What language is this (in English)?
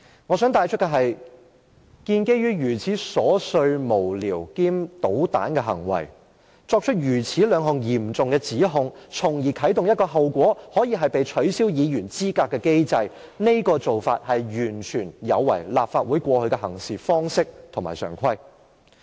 Cantonese